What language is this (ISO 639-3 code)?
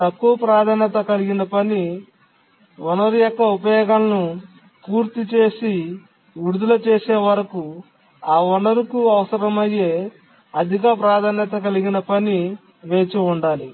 tel